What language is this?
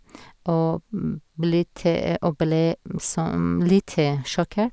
Norwegian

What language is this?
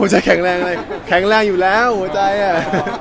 Thai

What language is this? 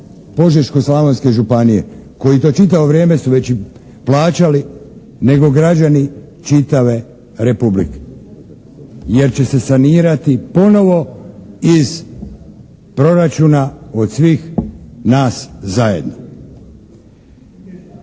Croatian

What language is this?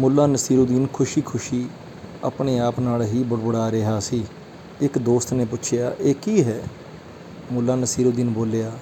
Punjabi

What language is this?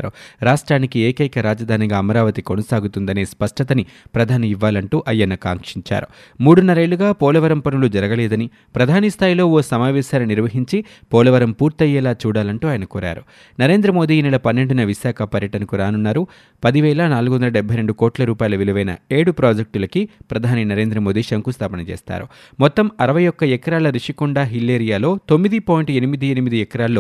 Telugu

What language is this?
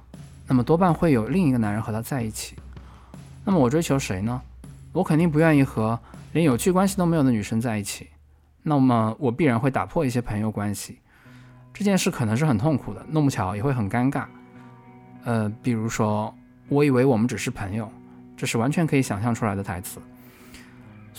Chinese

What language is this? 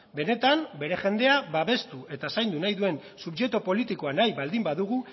Basque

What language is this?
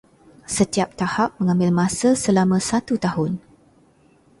Malay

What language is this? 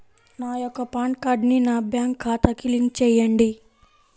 Telugu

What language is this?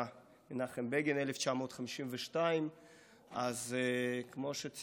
Hebrew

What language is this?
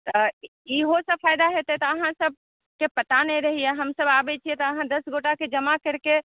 Maithili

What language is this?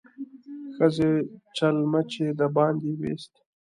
Pashto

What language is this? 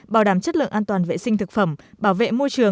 Vietnamese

